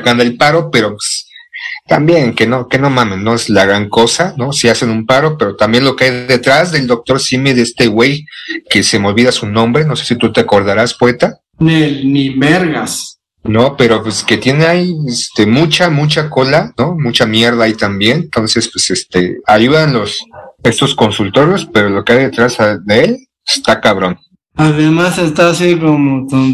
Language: Spanish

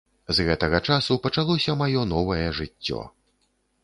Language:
Belarusian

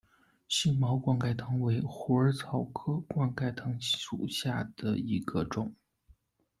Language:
Chinese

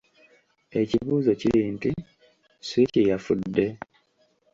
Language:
Ganda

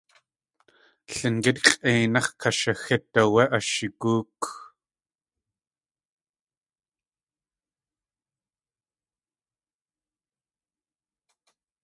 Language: Tlingit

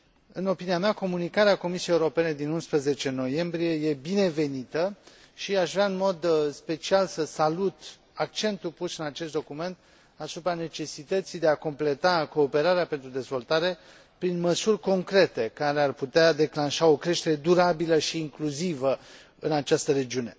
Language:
Romanian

